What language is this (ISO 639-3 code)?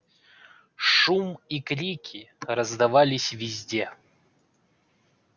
rus